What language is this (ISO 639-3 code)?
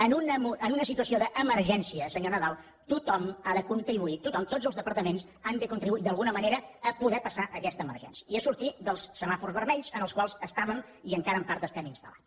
cat